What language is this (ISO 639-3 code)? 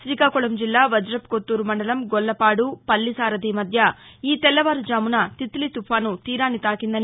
tel